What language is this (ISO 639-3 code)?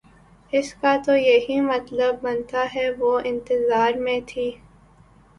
urd